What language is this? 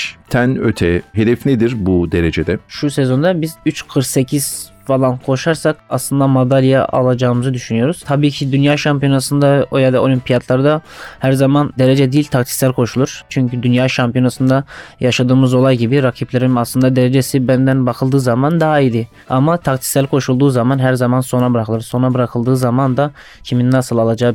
Turkish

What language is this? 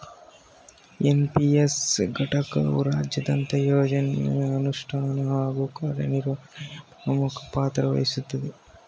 Kannada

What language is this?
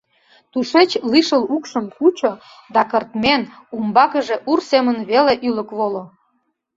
Mari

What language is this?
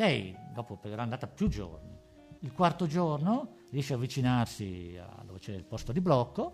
Italian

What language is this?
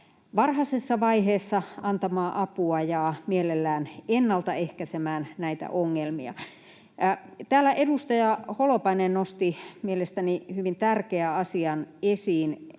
Finnish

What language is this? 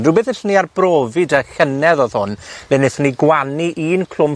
Welsh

